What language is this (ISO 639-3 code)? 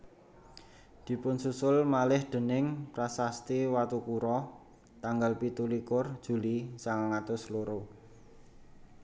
jav